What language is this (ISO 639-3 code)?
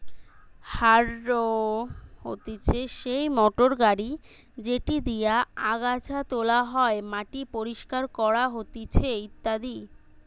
ben